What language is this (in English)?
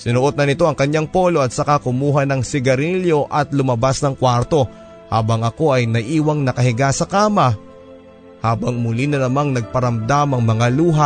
Filipino